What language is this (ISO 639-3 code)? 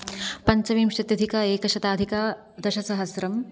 san